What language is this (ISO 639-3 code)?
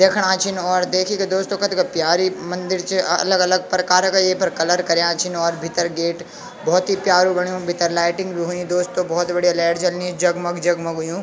gbm